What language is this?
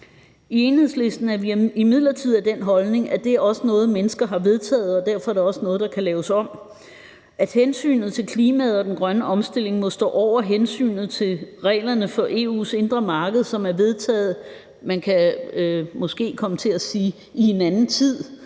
Danish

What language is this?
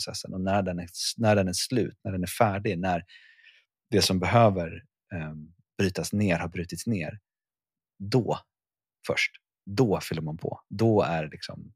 Swedish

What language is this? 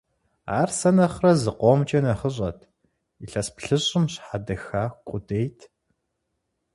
Kabardian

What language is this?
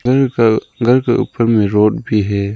Hindi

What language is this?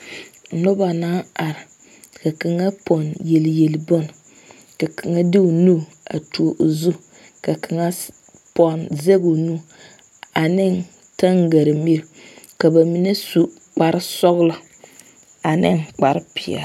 Southern Dagaare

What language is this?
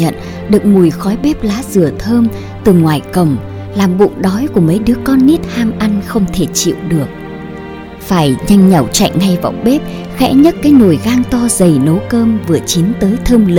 Vietnamese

